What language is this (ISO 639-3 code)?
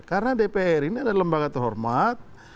ind